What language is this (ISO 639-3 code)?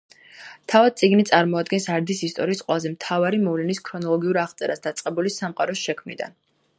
kat